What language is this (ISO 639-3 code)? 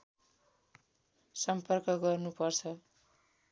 nep